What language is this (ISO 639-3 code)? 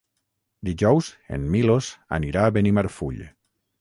cat